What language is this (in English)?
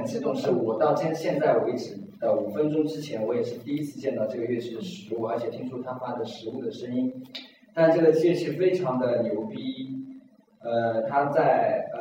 Chinese